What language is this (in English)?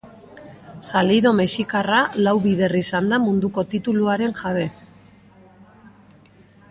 Basque